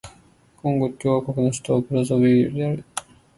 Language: Japanese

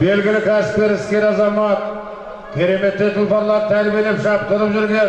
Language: Turkish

